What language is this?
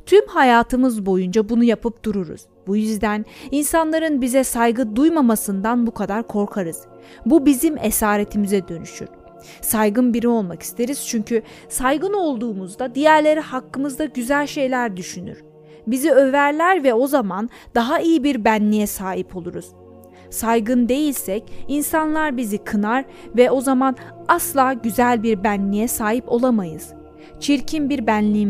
Turkish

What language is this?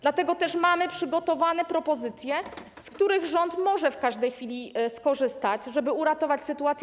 Polish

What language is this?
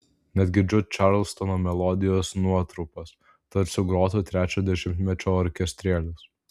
Lithuanian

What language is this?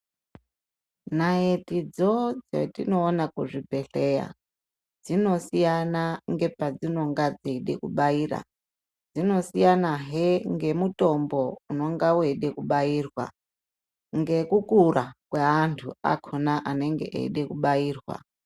Ndau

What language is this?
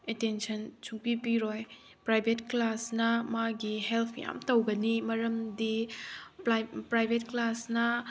Manipuri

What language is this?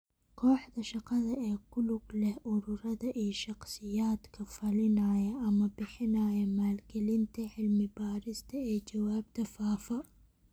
Somali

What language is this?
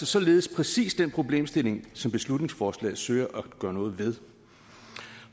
Danish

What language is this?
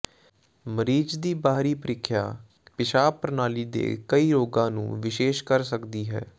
Punjabi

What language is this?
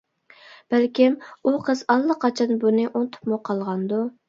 Uyghur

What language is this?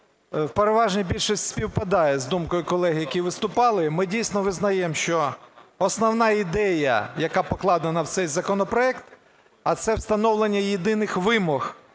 Ukrainian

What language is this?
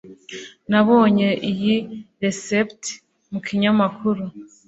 Kinyarwanda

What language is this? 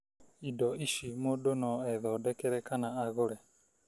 Kikuyu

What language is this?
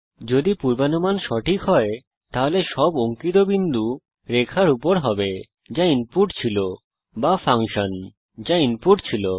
Bangla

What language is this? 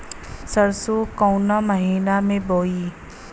Bhojpuri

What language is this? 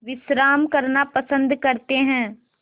Hindi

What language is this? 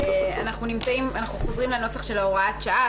Hebrew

